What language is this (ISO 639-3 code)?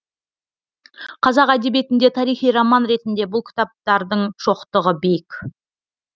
kaz